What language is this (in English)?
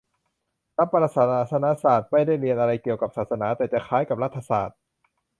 Thai